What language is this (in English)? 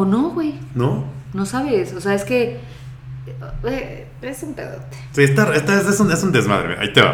Spanish